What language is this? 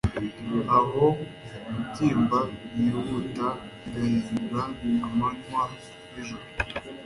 Kinyarwanda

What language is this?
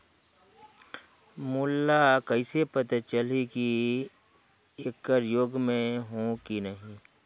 Chhattisgarhi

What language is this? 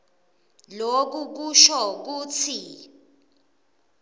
Swati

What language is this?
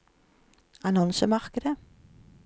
Norwegian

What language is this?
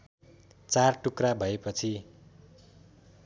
Nepali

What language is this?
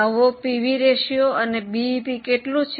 Gujarati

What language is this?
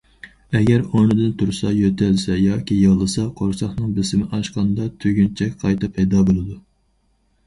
Uyghur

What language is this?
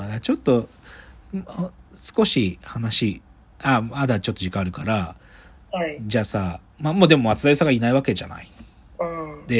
Japanese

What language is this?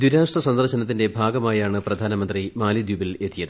Malayalam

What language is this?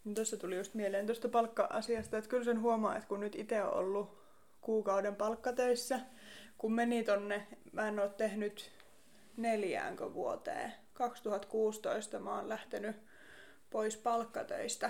Finnish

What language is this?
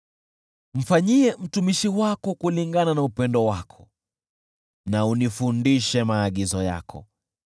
Swahili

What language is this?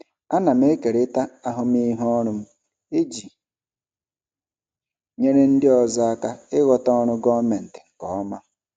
Igbo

